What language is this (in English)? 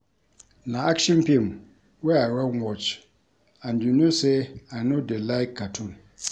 Nigerian Pidgin